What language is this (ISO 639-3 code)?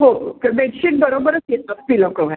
mar